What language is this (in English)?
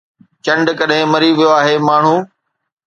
Sindhi